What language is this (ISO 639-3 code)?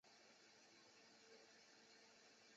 zho